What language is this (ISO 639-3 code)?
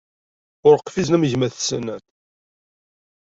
kab